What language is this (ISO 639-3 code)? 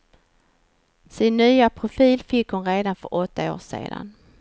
swe